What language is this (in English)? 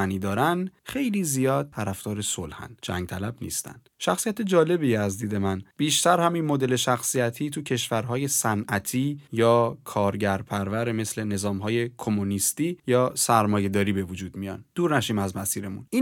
Persian